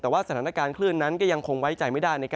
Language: Thai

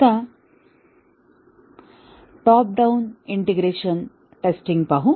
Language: Marathi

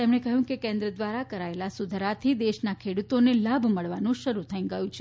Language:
Gujarati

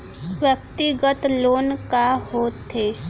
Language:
Chhattisgarhi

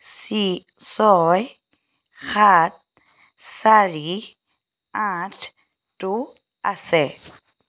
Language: Assamese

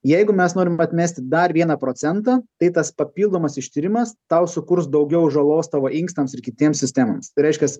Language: Lithuanian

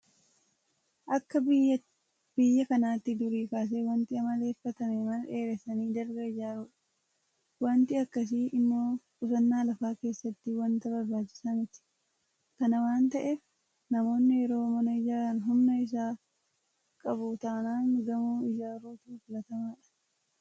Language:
Oromo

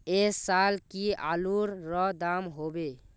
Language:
Magahi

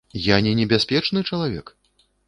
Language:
Belarusian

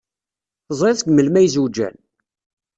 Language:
Kabyle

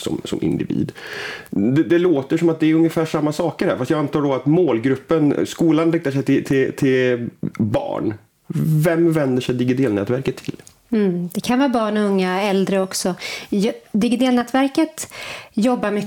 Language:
Swedish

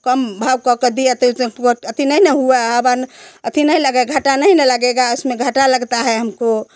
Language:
Hindi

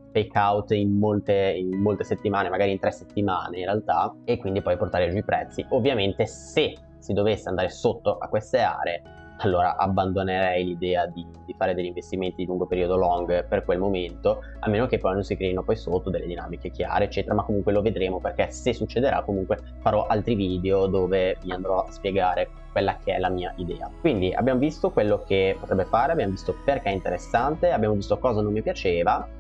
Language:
Italian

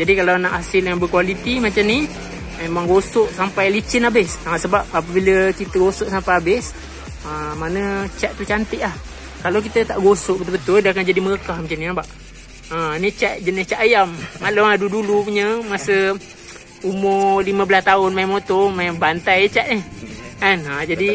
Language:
Malay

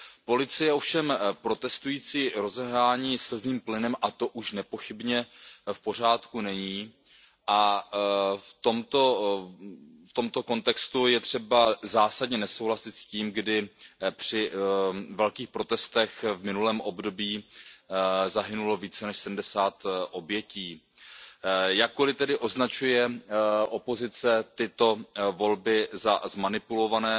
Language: Czech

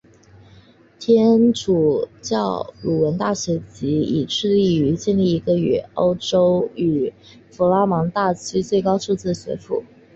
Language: Chinese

